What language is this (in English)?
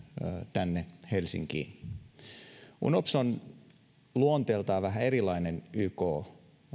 Finnish